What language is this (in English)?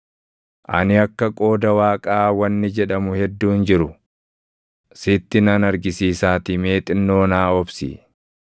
Oromo